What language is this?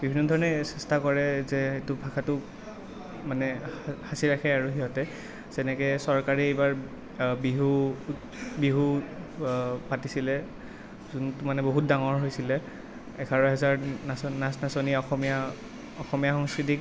Assamese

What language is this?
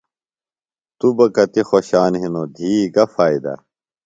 Phalura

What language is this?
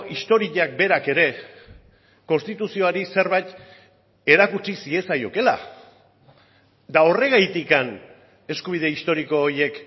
Basque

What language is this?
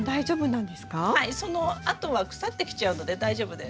Japanese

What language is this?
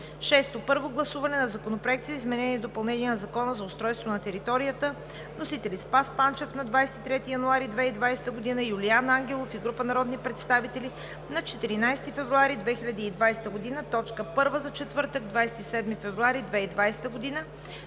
Bulgarian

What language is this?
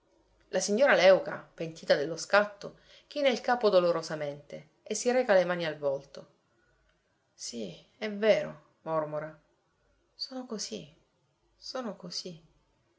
Italian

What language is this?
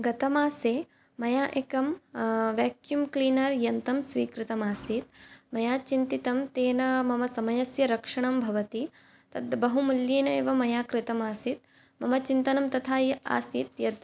Sanskrit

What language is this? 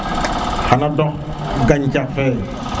Serer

